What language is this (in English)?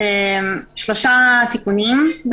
Hebrew